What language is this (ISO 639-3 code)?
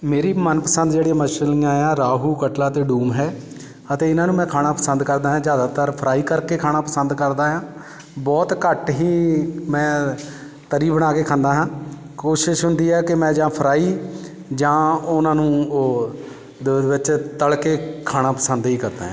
pan